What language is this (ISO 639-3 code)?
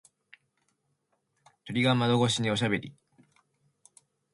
jpn